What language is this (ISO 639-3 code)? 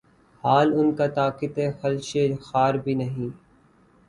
urd